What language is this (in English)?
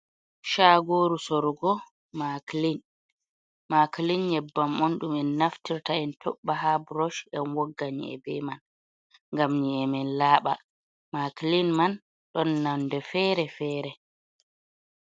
Fula